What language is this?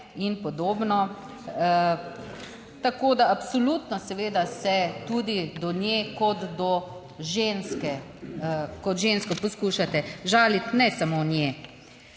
Slovenian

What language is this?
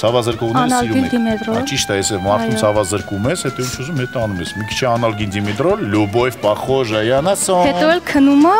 Romanian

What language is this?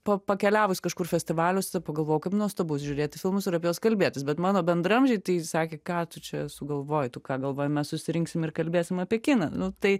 Lithuanian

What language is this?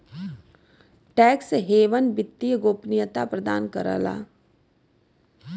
Bhojpuri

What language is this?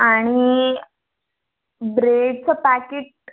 Marathi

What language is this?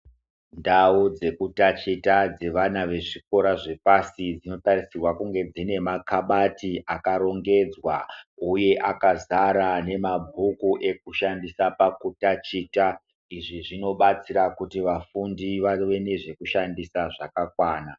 Ndau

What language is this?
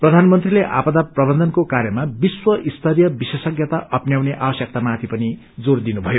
Nepali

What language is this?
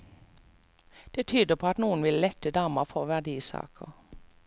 Norwegian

